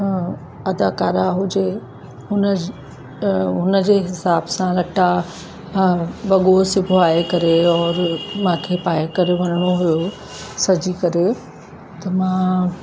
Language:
Sindhi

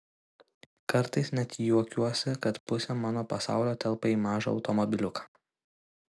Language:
Lithuanian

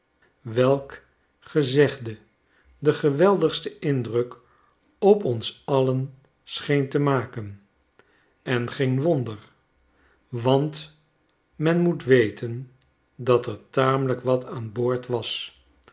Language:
Dutch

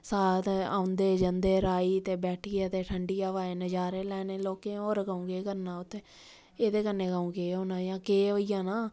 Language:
Dogri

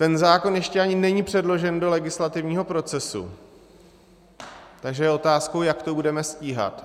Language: Czech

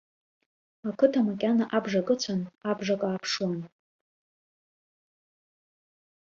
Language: Abkhazian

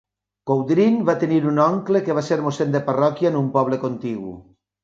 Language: Catalan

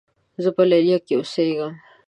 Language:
Pashto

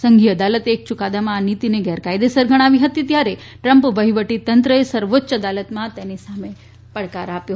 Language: Gujarati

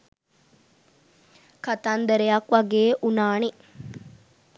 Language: Sinhala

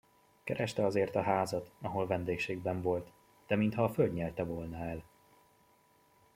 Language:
Hungarian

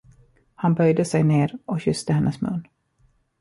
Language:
Swedish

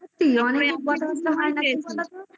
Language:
Bangla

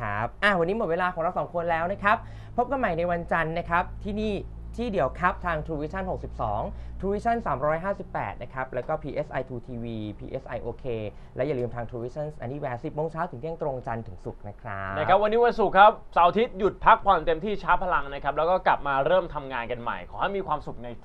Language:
Thai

